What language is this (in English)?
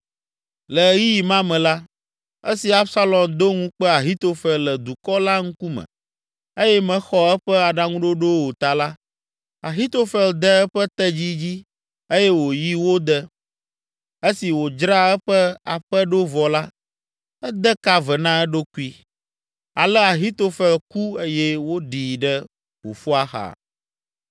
Ewe